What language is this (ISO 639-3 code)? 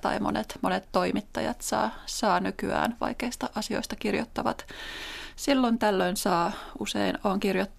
fin